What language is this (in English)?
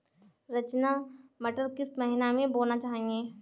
Hindi